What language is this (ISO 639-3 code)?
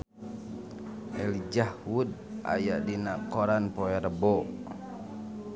sun